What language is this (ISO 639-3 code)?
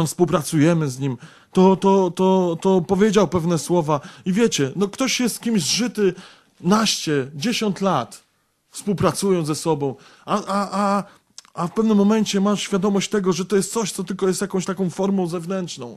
pol